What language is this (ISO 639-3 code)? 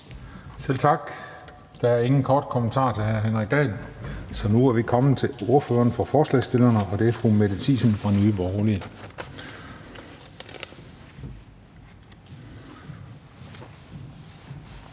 dan